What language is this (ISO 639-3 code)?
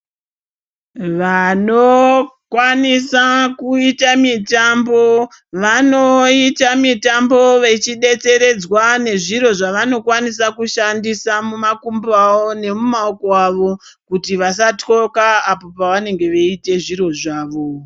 ndc